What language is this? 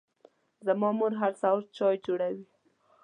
Pashto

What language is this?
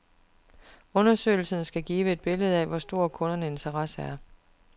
Danish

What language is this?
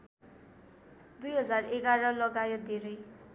Nepali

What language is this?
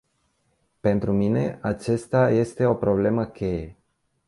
Romanian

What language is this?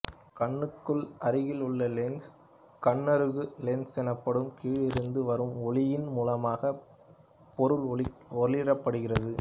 Tamil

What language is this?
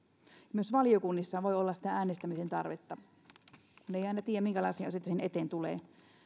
Finnish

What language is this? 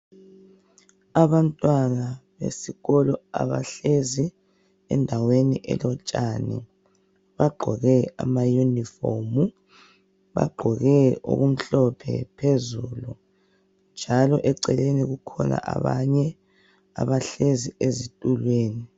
North Ndebele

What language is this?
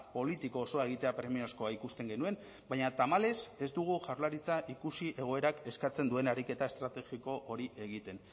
Basque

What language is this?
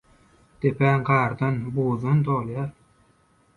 Turkmen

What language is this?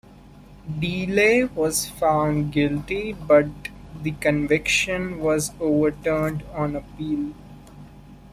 English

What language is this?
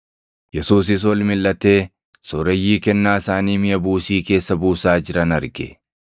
Oromo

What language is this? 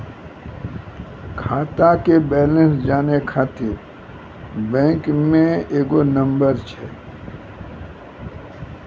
Maithili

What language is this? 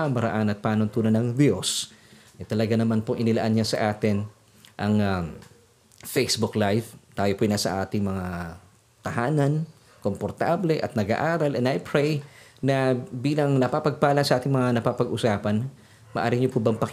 Filipino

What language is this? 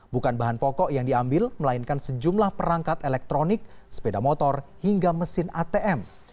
Indonesian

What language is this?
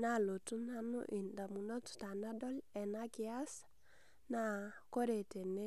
Masai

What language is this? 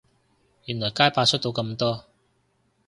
Cantonese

